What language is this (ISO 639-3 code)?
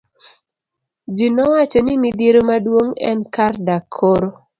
luo